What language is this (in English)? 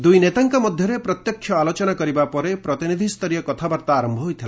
Odia